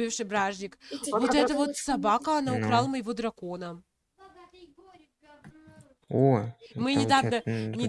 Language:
Russian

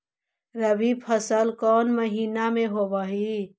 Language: Magahi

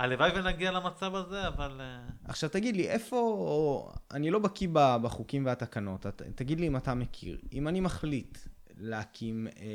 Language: Hebrew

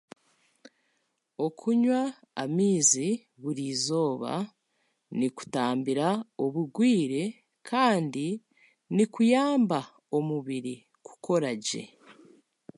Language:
Chiga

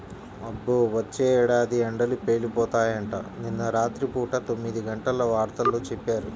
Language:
Telugu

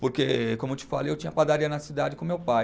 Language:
Portuguese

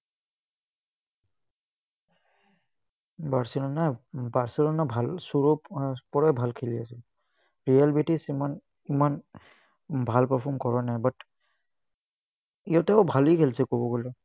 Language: Assamese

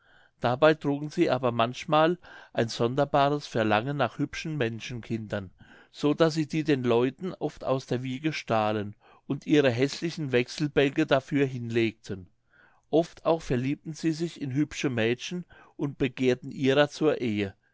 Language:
German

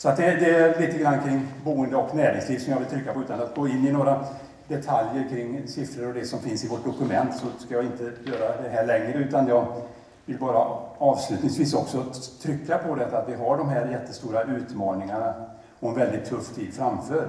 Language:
Swedish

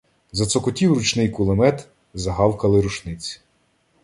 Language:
Ukrainian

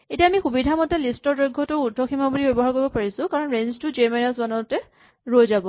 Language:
Assamese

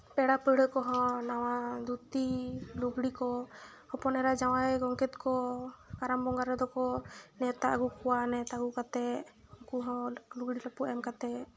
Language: Santali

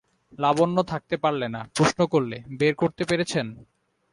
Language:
Bangla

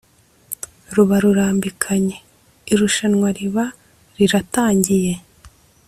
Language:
Kinyarwanda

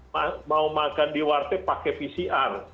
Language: Indonesian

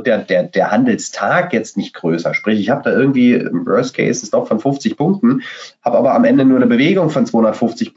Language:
German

